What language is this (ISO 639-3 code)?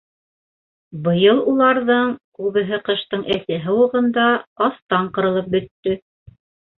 bak